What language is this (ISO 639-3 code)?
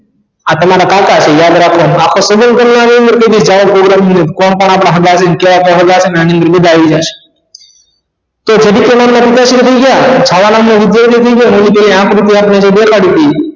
guj